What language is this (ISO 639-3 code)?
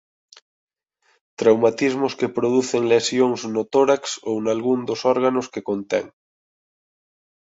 glg